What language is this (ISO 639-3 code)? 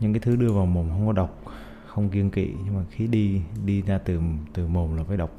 vie